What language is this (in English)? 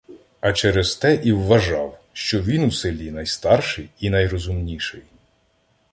Ukrainian